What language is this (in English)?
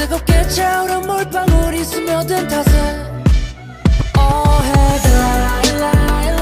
Korean